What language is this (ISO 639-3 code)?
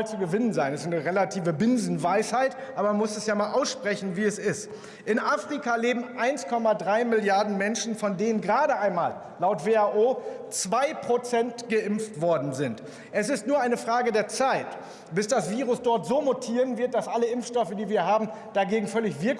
deu